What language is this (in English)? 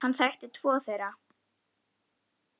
Icelandic